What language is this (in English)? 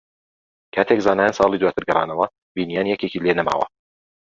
Central Kurdish